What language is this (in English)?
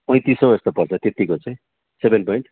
Nepali